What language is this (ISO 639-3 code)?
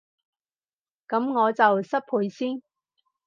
yue